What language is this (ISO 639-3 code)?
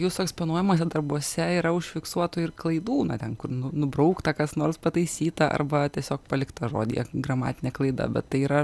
lit